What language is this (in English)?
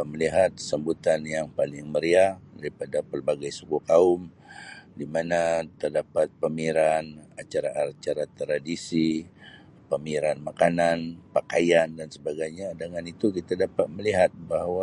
Sabah Malay